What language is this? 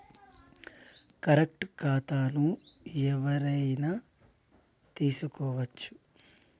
Telugu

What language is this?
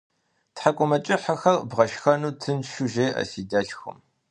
Kabardian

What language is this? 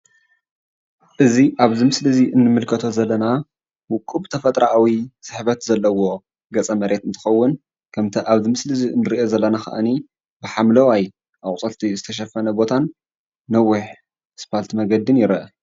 Tigrinya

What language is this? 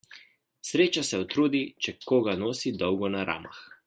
Slovenian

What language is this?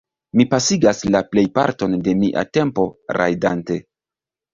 Esperanto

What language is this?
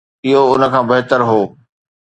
Sindhi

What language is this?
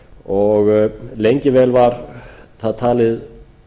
Icelandic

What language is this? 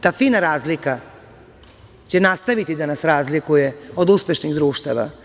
Serbian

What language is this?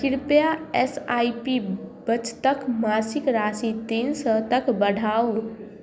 Maithili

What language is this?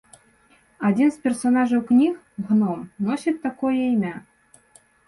Belarusian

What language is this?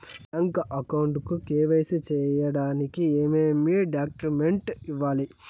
Telugu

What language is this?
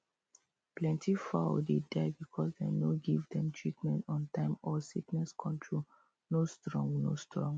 Nigerian Pidgin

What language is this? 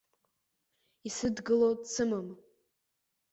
Abkhazian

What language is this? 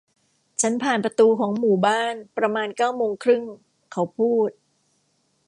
Thai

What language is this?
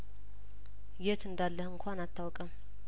Amharic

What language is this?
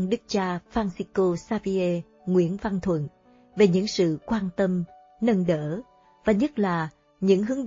Vietnamese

